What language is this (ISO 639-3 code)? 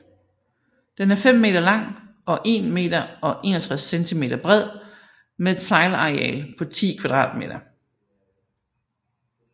dan